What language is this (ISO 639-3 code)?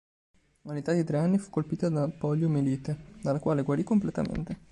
ita